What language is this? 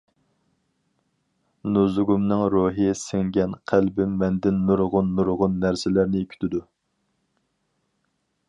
Uyghur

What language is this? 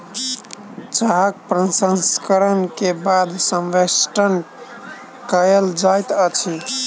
Maithili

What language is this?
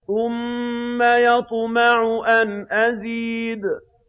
Arabic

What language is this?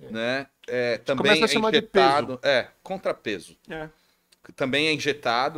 Portuguese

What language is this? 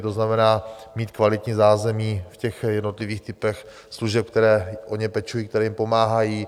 Czech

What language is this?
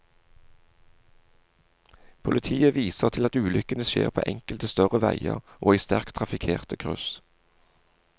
Norwegian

